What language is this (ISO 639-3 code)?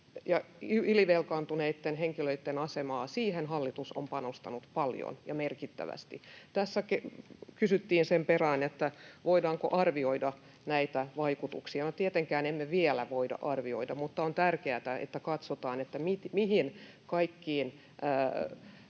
fin